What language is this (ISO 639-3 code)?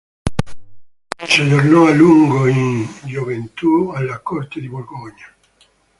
ita